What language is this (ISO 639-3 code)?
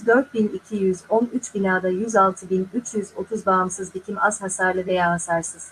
tur